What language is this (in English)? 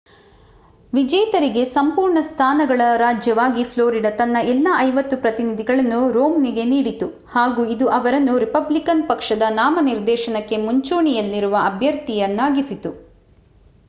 Kannada